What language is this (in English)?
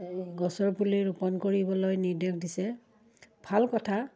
Assamese